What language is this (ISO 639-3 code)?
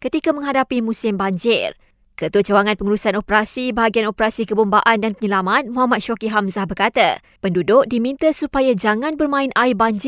msa